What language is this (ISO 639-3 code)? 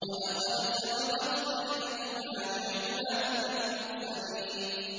ara